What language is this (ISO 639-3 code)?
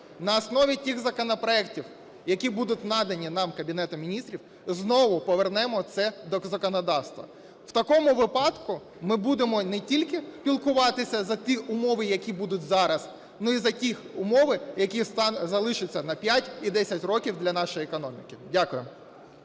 ukr